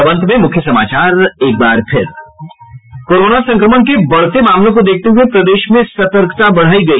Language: Hindi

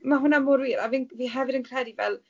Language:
Welsh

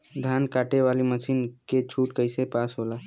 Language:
Bhojpuri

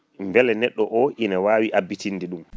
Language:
Fula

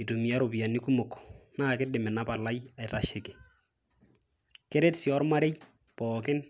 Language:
Masai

